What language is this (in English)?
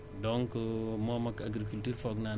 Wolof